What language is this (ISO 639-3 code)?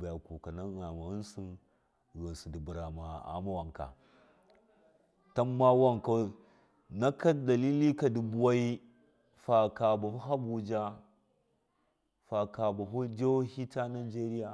mkf